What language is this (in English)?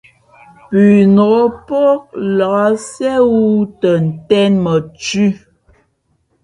Fe'fe'